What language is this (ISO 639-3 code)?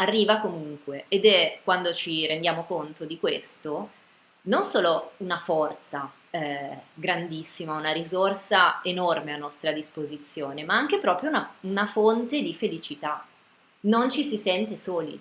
ita